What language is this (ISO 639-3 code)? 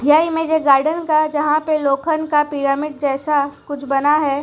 hin